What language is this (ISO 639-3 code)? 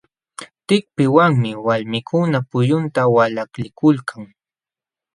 qxw